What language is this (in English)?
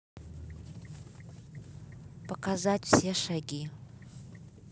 Russian